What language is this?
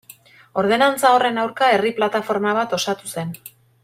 Basque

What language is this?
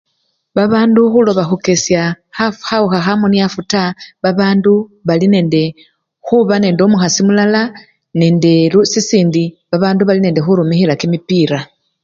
Luyia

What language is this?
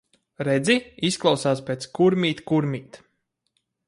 Latvian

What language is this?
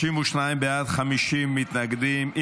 Hebrew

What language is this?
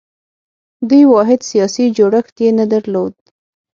Pashto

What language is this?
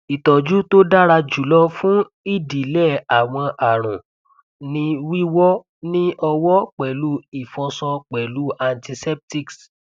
Yoruba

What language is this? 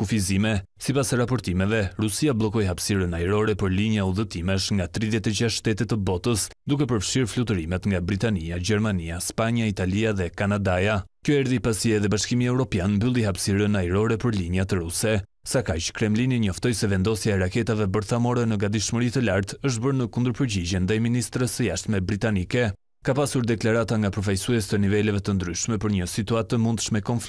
Romanian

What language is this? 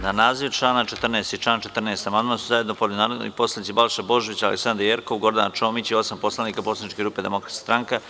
Serbian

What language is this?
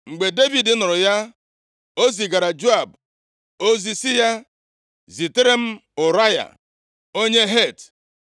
Igbo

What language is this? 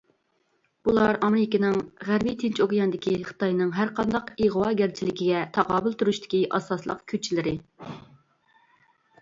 Uyghur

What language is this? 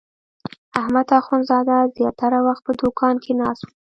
Pashto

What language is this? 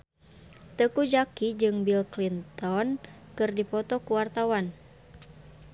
Sundanese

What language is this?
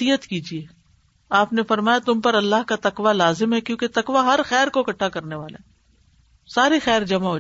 Urdu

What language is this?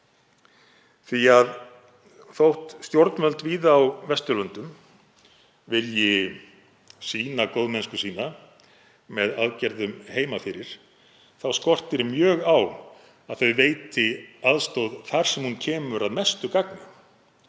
Icelandic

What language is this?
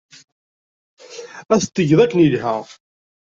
Kabyle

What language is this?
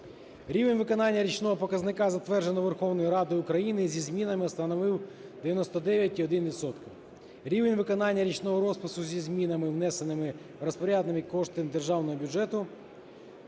Ukrainian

